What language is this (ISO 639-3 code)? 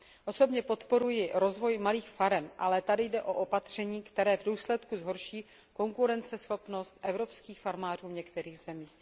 ces